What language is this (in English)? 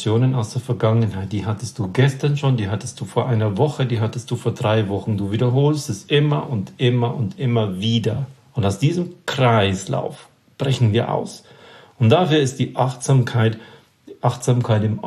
German